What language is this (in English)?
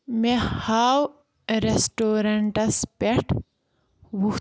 Kashmiri